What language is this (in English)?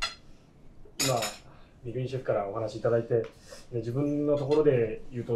Japanese